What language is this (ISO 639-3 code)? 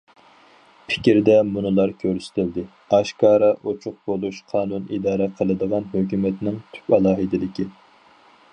uig